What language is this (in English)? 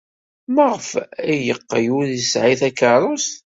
Kabyle